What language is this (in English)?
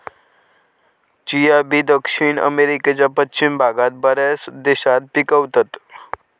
Marathi